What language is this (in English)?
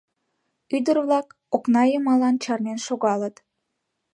Mari